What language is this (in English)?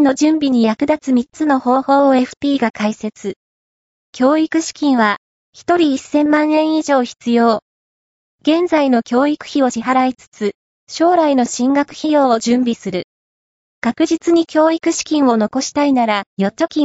Japanese